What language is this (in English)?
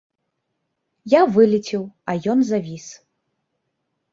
Belarusian